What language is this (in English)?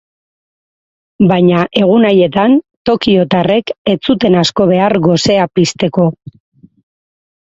Basque